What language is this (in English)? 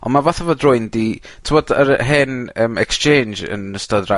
Welsh